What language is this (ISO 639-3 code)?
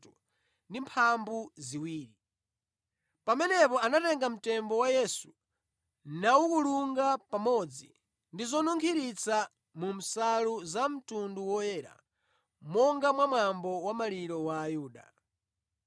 nya